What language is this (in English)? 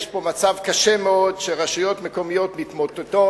Hebrew